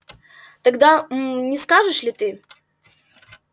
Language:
Russian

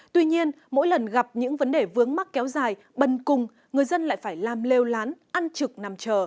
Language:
Vietnamese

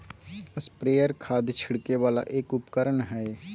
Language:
Magahi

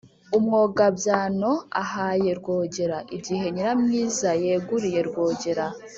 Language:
Kinyarwanda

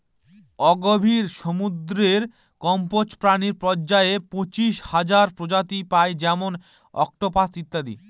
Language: Bangla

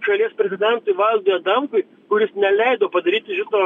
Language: Lithuanian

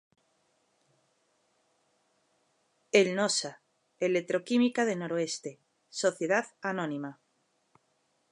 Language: Galician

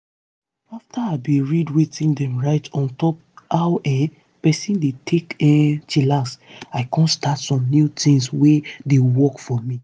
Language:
Nigerian Pidgin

